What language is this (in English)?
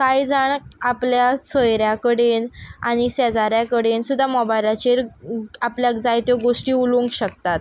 Konkani